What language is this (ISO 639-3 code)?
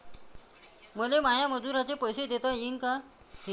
mar